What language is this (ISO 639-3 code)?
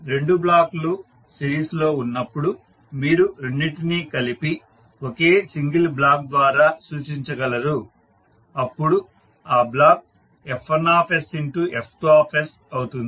tel